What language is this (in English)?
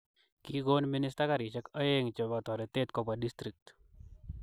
Kalenjin